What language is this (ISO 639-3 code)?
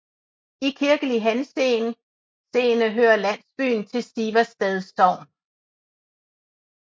dan